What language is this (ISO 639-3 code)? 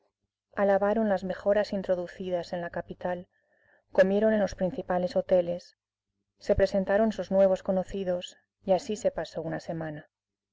spa